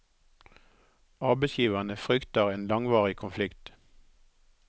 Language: Norwegian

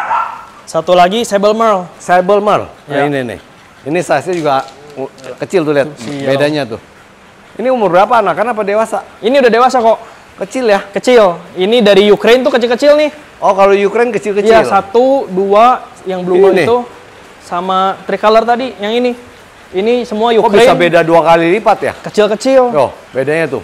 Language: Indonesian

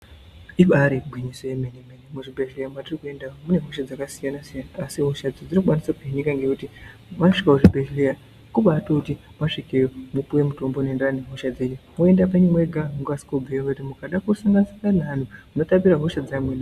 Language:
Ndau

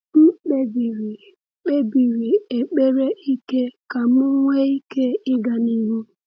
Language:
Igbo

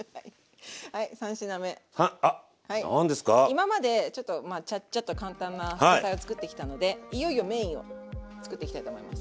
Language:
Japanese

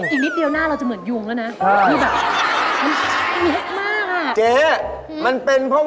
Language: Thai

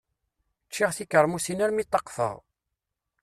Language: Kabyle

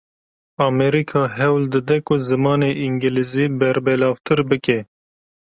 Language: Kurdish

